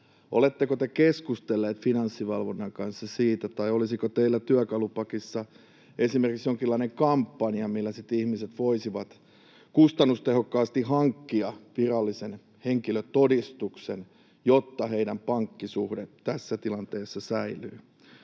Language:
Finnish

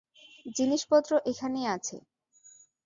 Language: Bangla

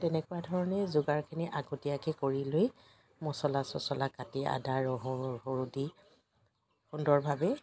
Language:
Assamese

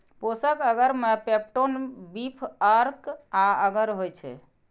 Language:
Maithili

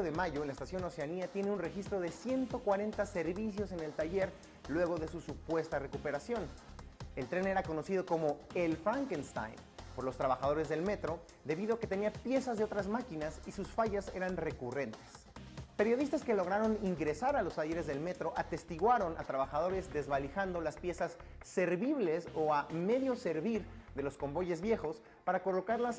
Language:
Spanish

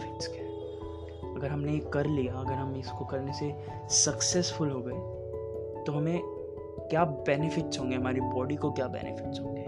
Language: Hindi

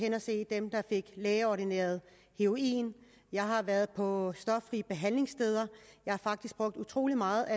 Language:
Danish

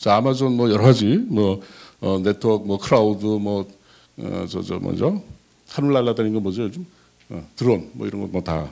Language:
Korean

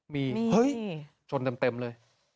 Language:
Thai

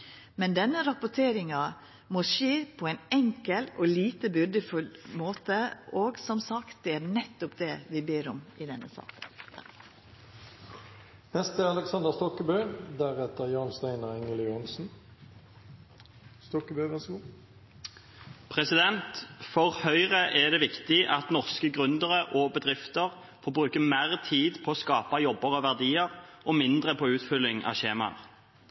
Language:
Norwegian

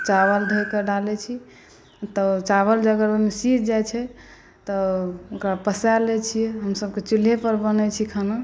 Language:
Maithili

